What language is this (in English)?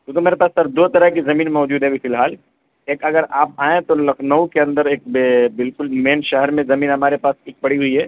Urdu